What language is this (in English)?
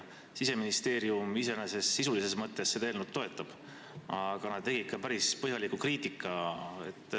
Estonian